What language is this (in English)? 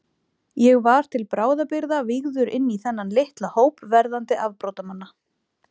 Icelandic